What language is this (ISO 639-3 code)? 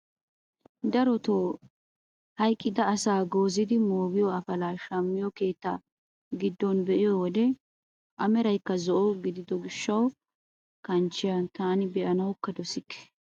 wal